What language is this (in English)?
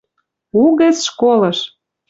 Western Mari